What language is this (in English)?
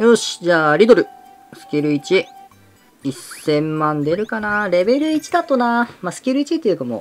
Japanese